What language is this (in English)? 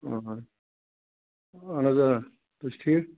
Kashmiri